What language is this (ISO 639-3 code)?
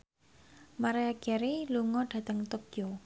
jav